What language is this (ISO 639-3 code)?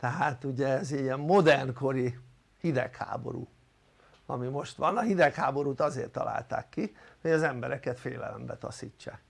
hun